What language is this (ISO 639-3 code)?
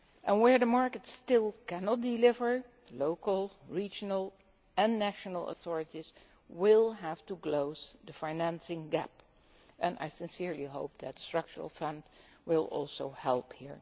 eng